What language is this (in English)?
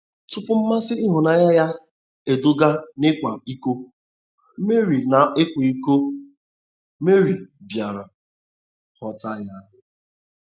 Igbo